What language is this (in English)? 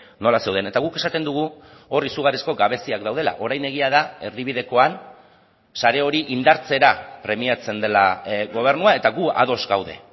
Basque